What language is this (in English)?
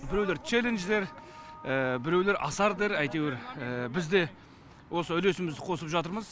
Kazakh